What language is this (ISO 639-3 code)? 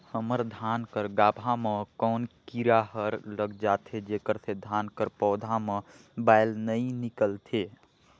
hne